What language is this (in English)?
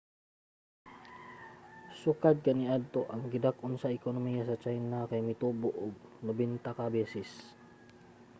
Cebuano